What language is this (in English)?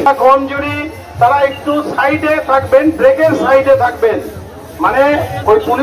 Arabic